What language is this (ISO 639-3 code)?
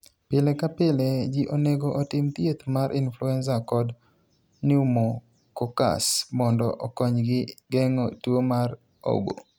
luo